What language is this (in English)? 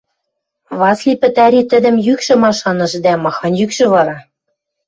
Western Mari